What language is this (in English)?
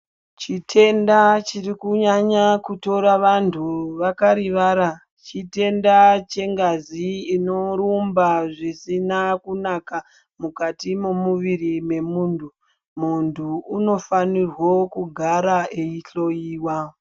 Ndau